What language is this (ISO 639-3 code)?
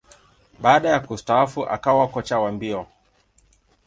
swa